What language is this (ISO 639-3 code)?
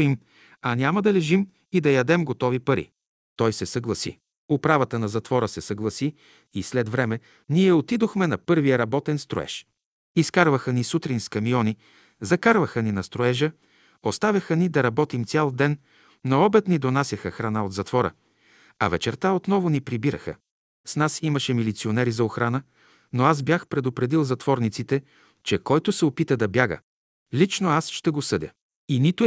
bul